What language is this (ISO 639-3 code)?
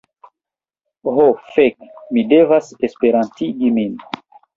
epo